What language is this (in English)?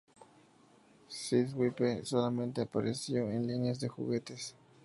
Spanish